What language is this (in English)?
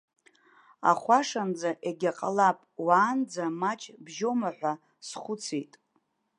Abkhazian